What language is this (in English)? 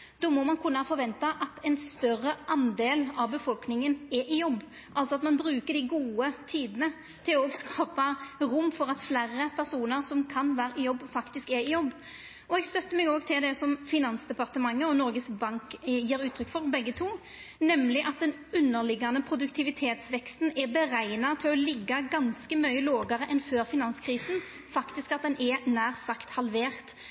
Norwegian Nynorsk